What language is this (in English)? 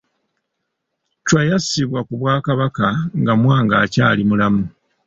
Ganda